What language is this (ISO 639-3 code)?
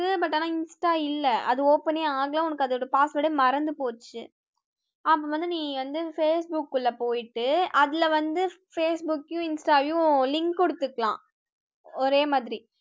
tam